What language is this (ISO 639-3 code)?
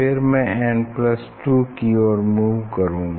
hin